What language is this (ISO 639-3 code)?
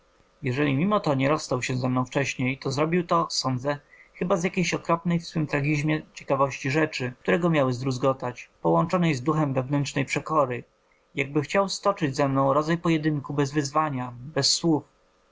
pol